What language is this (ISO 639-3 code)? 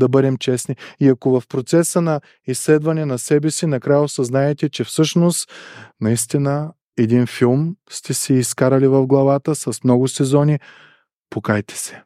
bul